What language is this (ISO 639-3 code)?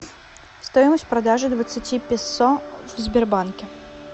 rus